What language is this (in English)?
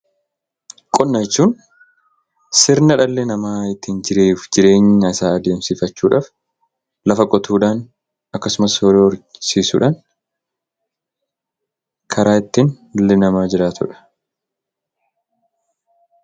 Oromo